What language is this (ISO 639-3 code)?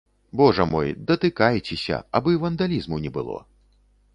bel